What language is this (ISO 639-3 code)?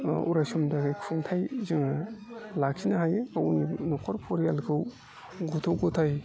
brx